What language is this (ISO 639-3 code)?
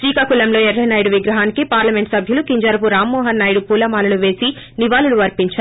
tel